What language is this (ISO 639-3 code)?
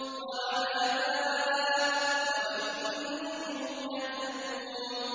ara